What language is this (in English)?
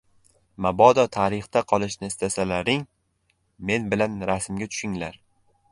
Uzbek